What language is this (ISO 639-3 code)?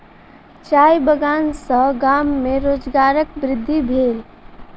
mai